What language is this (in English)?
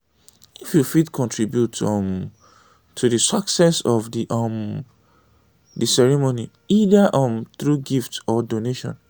Nigerian Pidgin